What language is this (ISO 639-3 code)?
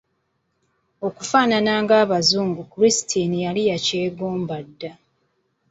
lug